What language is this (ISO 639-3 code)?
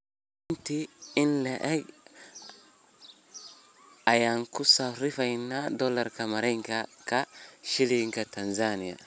som